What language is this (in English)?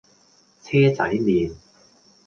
Cantonese